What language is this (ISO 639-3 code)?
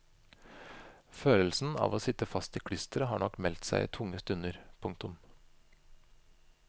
nor